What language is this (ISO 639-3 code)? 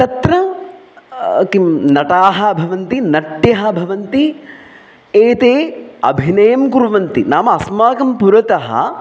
san